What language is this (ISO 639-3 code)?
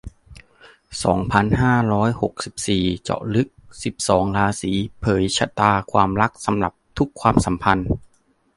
tha